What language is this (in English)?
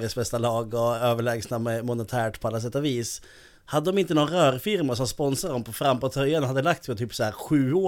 Swedish